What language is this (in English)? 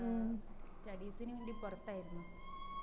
Malayalam